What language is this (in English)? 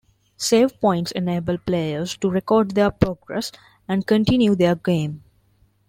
English